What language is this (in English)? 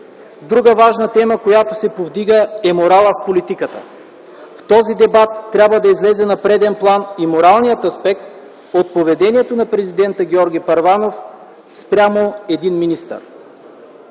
Bulgarian